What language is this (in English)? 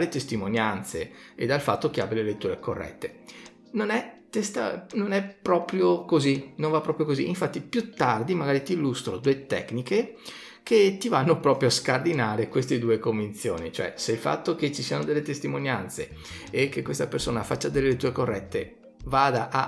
Italian